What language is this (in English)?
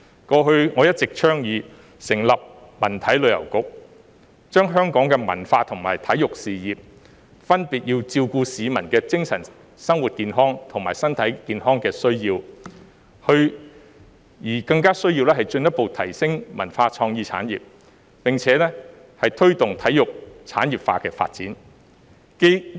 Cantonese